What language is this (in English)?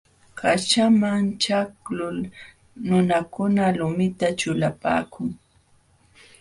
Jauja Wanca Quechua